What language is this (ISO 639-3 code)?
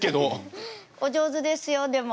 jpn